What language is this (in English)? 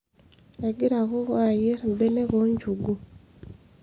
Masai